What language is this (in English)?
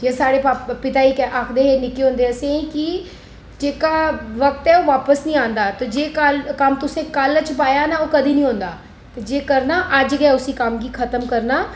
Dogri